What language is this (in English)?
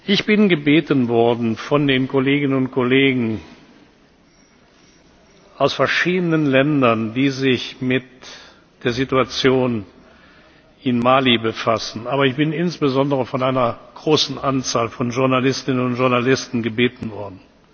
German